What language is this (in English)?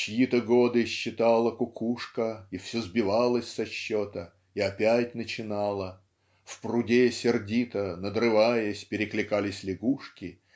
Russian